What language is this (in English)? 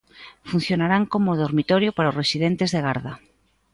Galician